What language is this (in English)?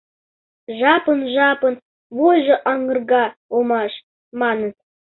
Mari